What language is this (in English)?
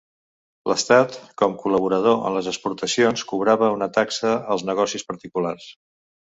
Catalan